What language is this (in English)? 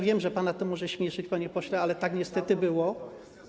Polish